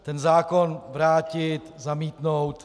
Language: Czech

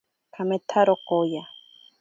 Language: Ashéninka Perené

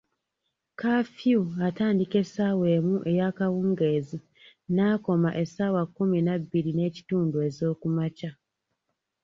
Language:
Ganda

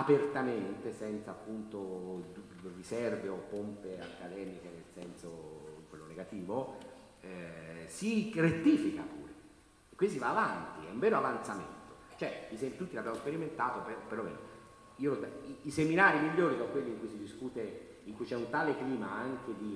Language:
Italian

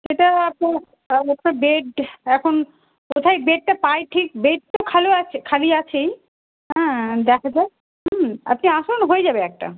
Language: Bangla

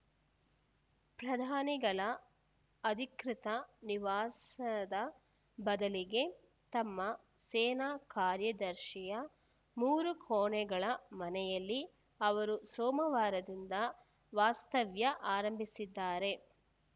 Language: Kannada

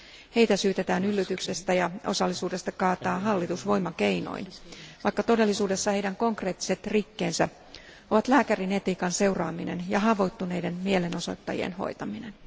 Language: Finnish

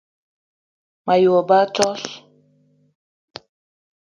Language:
Eton (Cameroon)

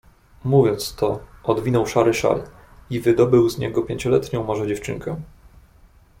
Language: Polish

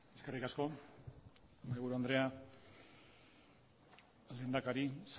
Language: Basque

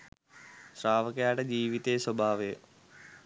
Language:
Sinhala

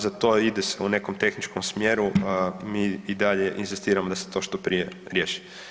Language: Croatian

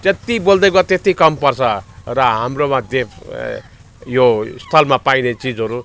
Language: Nepali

